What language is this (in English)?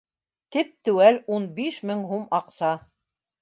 Bashkir